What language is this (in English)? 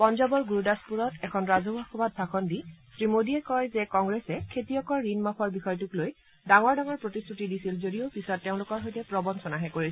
Assamese